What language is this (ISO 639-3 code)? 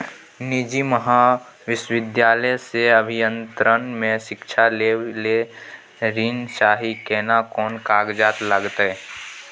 mai